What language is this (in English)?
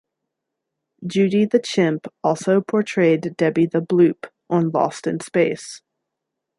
English